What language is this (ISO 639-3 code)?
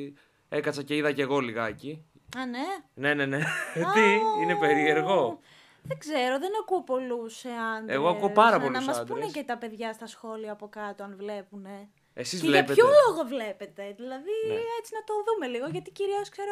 ell